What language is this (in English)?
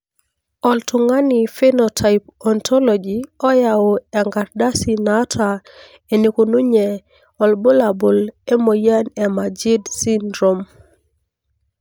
Masai